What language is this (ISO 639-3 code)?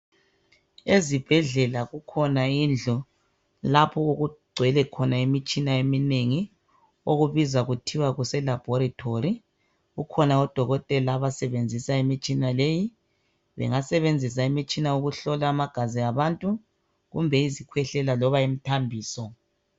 nde